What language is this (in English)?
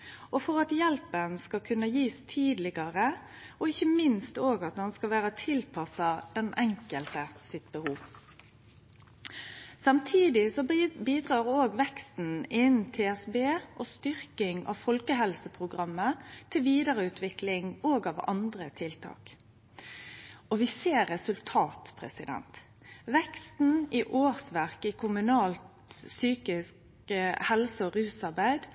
Norwegian Nynorsk